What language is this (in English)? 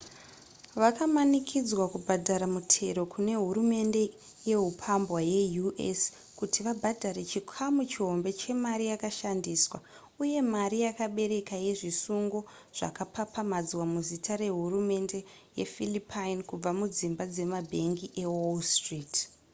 Shona